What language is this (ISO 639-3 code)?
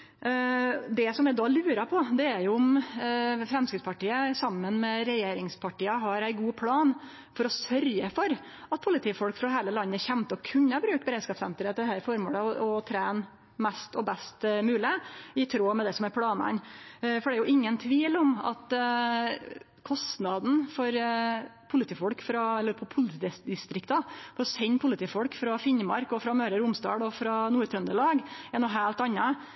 nno